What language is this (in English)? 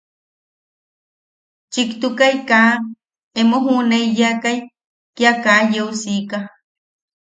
Yaqui